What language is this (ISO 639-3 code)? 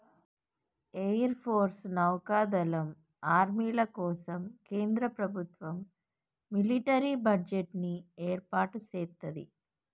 tel